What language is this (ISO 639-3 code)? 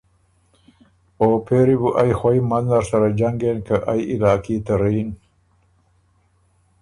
oru